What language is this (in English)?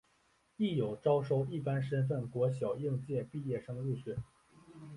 Chinese